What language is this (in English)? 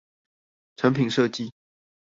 Chinese